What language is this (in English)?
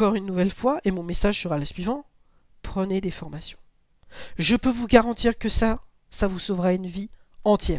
French